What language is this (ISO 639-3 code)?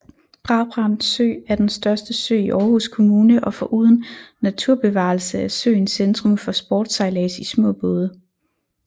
dan